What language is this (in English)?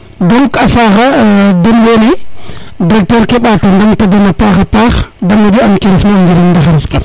Serer